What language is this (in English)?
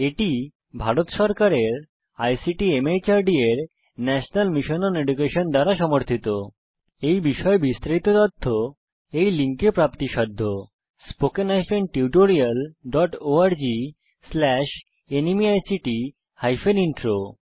Bangla